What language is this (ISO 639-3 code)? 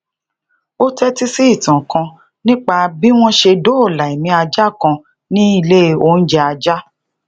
yor